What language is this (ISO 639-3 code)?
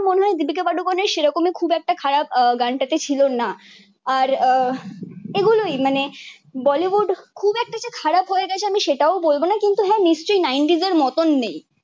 ben